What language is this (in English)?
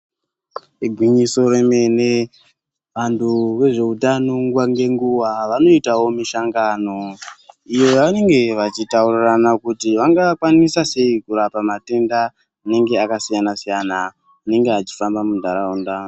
Ndau